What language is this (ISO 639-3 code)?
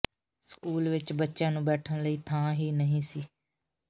pan